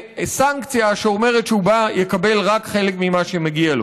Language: Hebrew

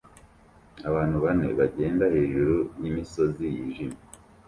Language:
Kinyarwanda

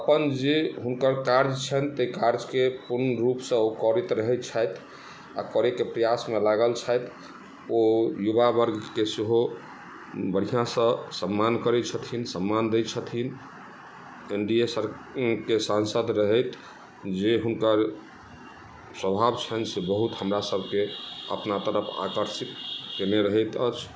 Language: Maithili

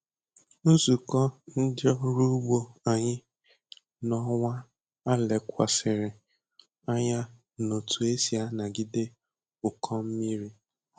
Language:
Igbo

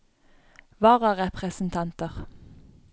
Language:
Norwegian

